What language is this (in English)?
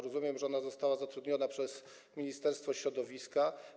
Polish